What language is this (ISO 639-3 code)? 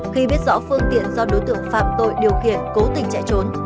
vie